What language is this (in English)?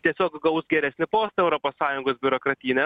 Lithuanian